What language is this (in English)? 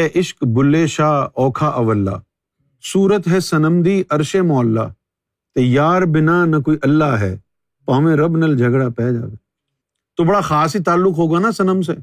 Urdu